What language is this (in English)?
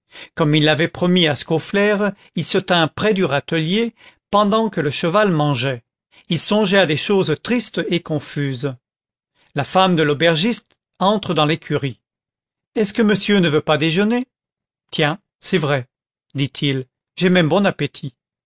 French